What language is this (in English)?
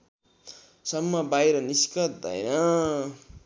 Nepali